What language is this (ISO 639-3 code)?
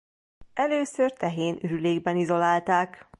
hun